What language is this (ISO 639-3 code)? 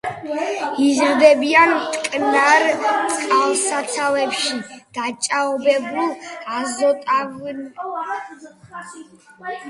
kat